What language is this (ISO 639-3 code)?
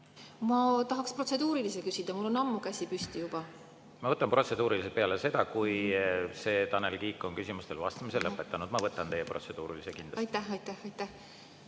est